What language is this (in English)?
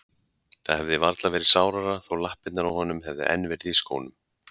Icelandic